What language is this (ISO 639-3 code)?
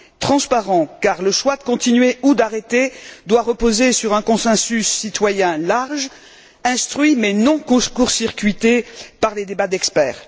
fra